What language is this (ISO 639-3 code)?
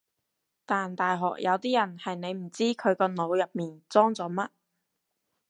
yue